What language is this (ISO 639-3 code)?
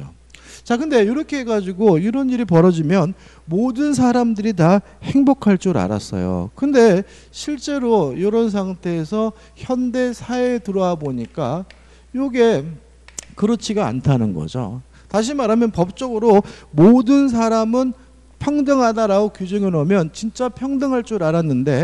kor